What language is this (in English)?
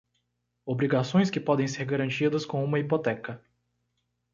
Portuguese